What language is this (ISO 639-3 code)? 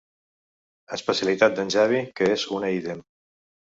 cat